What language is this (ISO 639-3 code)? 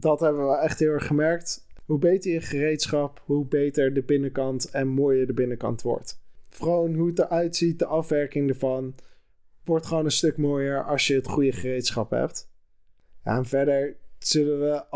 nld